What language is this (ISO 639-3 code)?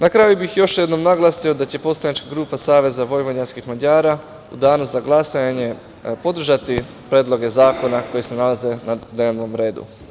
srp